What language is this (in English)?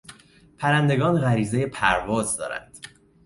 Persian